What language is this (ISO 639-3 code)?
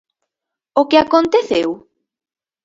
glg